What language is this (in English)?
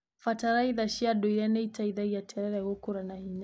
Kikuyu